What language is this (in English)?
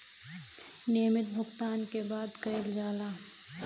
Bhojpuri